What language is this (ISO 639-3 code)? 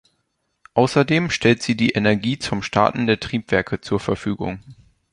deu